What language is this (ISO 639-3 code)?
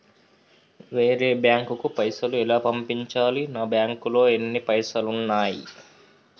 tel